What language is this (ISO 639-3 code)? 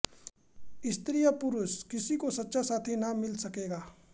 hin